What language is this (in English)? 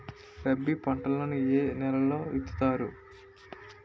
Telugu